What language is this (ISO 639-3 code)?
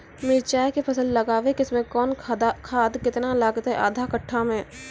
mai